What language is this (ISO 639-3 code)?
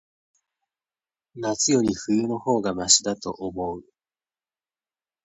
jpn